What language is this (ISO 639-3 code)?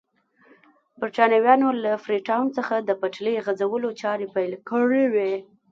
pus